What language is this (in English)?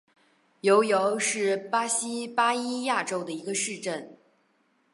Chinese